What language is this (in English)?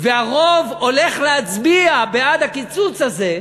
Hebrew